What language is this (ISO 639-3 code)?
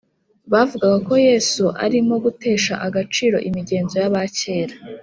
kin